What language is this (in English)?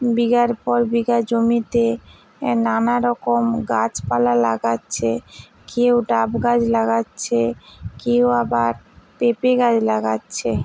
Bangla